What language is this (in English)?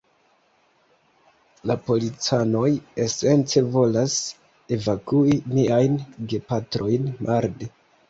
Esperanto